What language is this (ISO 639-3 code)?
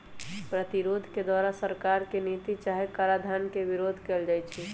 mag